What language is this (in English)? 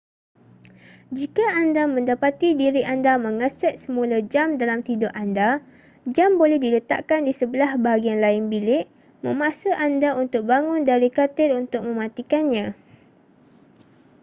Malay